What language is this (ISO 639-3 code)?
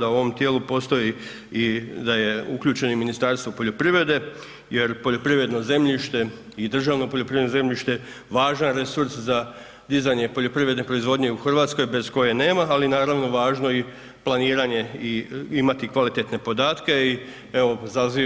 hrv